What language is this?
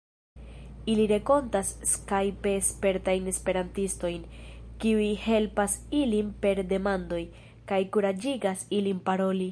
Esperanto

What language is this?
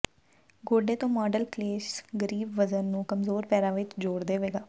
Punjabi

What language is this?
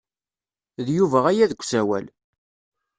Kabyle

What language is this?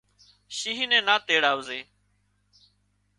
Wadiyara Koli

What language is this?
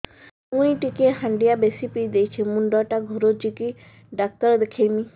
Odia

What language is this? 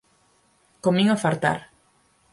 Galician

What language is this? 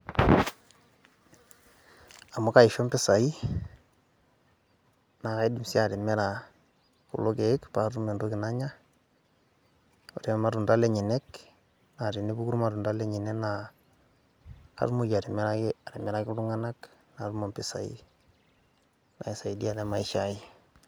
Masai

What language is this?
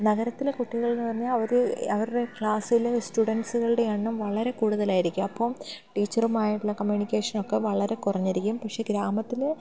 Malayalam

